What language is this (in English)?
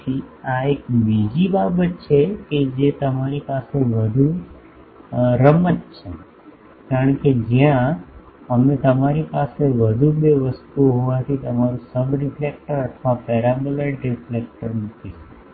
Gujarati